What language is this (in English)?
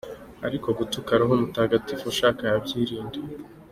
Kinyarwanda